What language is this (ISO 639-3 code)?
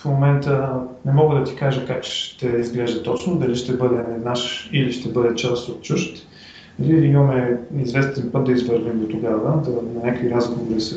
bul